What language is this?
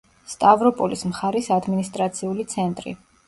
Georgian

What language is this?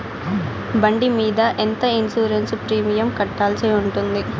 Telugu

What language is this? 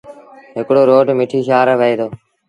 Sindhi Bhil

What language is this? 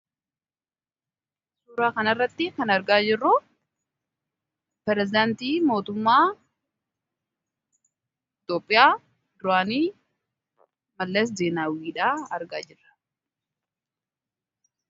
Oromo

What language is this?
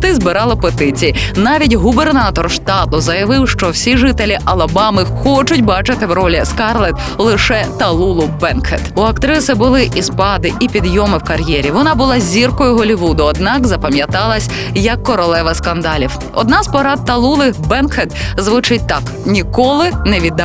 Ukrainian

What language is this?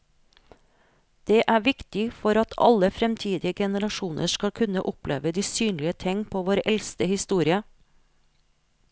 Norwegian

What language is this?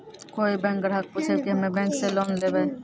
Maithili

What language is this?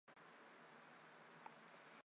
Chinese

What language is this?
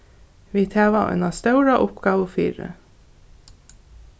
Faroese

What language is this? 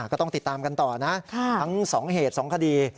Thai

